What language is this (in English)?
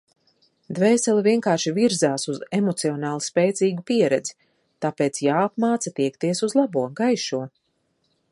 Latvian